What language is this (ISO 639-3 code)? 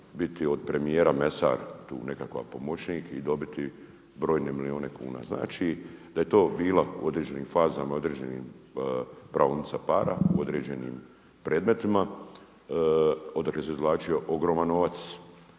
hrv